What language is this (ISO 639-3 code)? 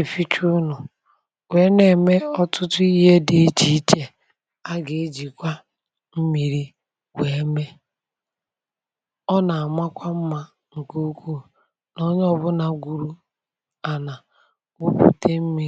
ibo